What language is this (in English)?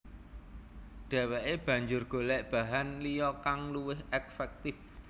Javanese